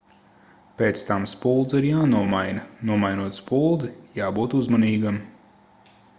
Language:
Latvian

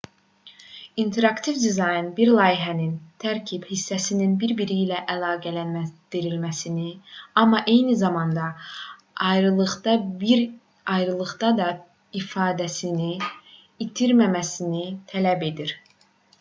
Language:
Azerbaijani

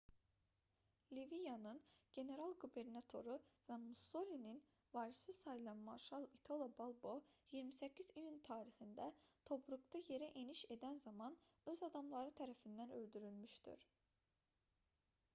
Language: Azerbaijani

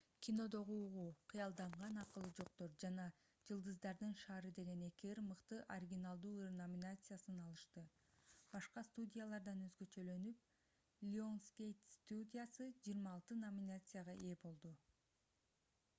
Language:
Kyrgyz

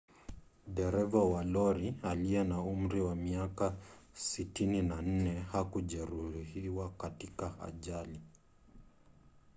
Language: Swahili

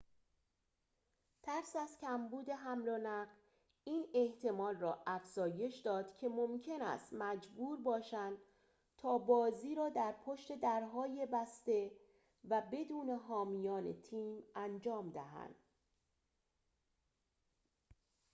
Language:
Persian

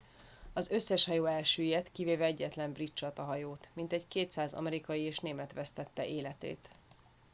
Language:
Hungarian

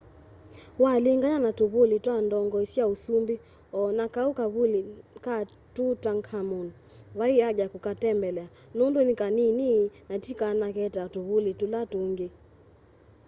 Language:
Kamba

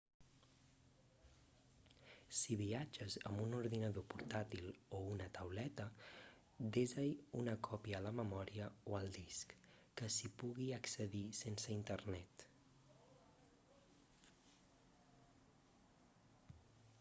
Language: Catalan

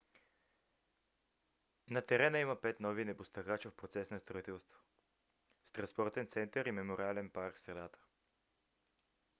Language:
Bulgarian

